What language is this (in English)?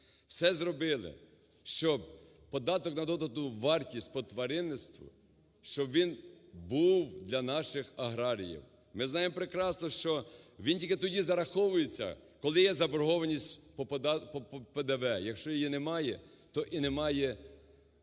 Ukrainian